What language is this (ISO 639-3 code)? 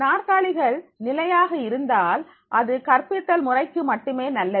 tam